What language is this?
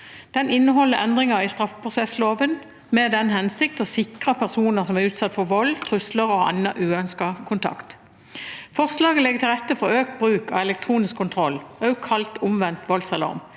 Norwegian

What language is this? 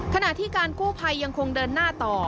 Thai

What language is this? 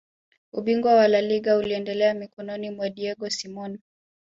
Swahili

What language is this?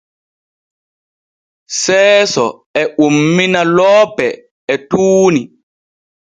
Borgu Fulfulde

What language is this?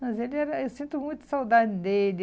Portuguese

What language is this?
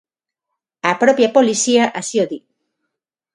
Galician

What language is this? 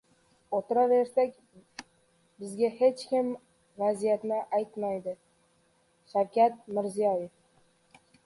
Uzbek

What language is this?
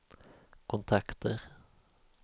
Swedish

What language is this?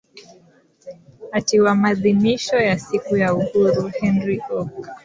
Swahili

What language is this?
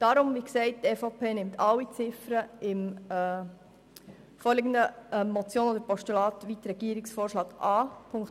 Swiss German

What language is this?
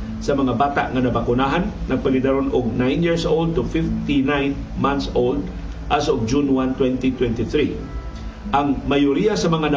Filipino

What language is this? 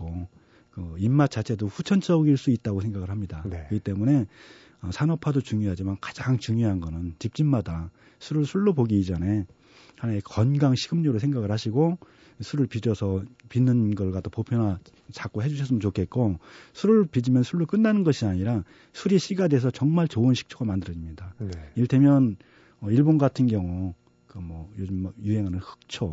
Korean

